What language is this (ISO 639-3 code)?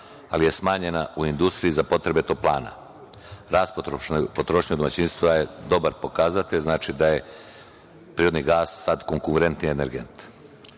srp